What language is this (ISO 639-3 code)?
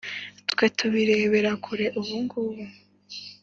kin